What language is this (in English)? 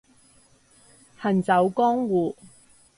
Cantonese